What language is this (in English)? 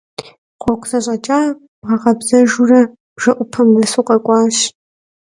Kabardian